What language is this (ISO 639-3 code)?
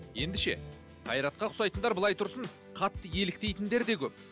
kaz